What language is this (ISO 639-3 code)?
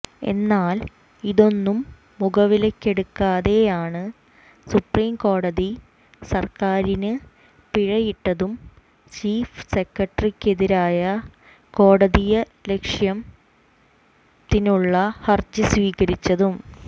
mal